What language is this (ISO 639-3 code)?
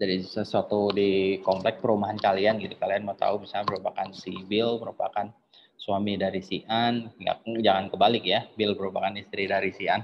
ind